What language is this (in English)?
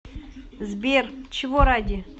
Russian